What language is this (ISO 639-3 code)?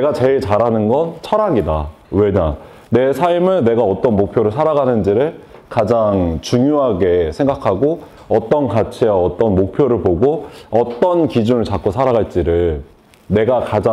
kor